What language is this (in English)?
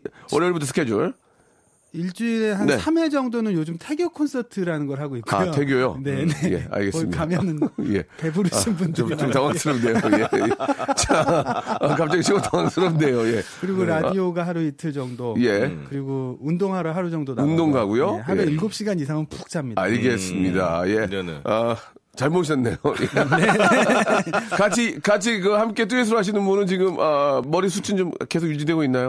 Korean